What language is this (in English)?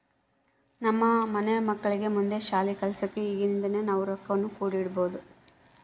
Kannada